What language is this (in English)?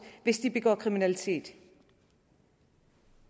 Danish